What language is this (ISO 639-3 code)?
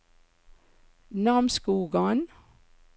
nor